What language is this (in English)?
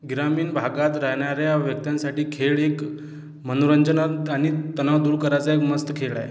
Marathi